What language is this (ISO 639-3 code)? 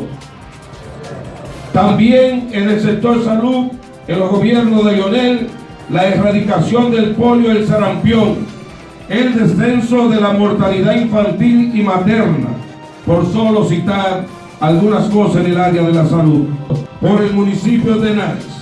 spa